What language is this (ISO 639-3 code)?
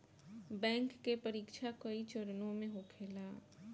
bho